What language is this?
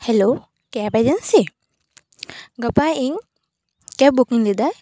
Santali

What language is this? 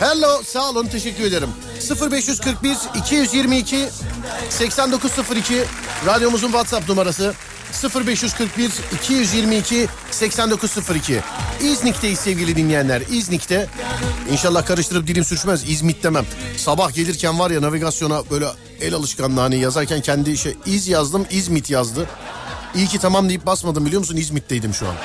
Turkish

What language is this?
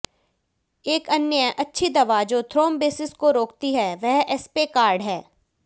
Hindi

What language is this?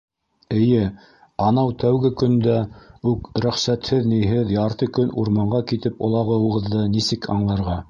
Bashkir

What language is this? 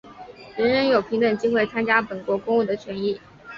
Chinese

